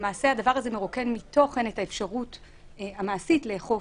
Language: Hebrew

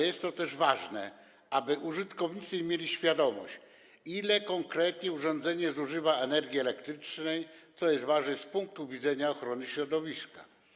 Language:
Polish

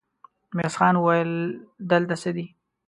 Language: Pashto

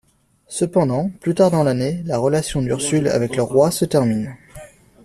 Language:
French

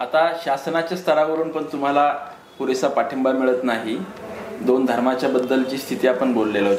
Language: Marathi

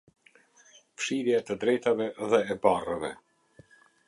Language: Albanian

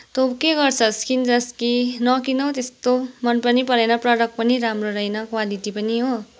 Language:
Nepali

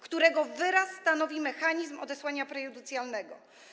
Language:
Polish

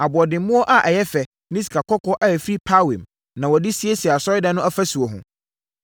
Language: Akan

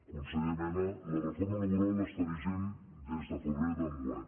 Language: Catalan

